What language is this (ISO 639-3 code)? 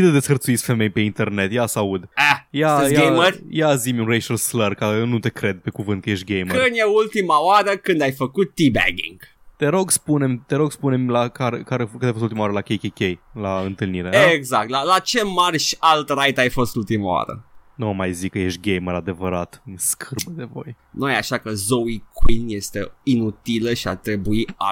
ron